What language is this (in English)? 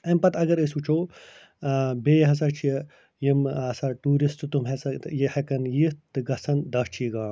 Kashmiri